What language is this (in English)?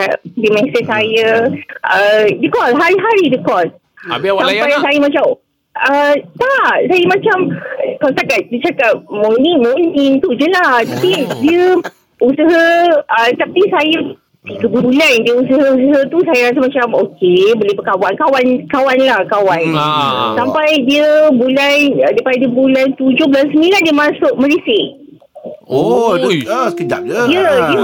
Malay